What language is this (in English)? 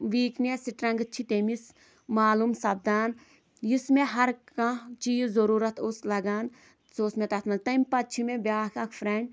Kashmiri